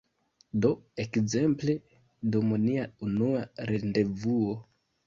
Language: Esperanto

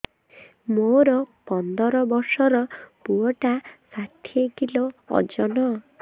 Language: Odia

